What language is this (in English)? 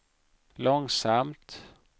Swedish